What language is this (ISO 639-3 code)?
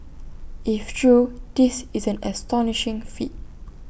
eng